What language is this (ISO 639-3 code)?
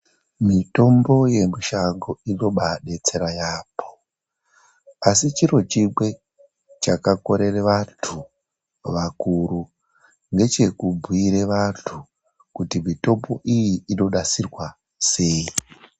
ndc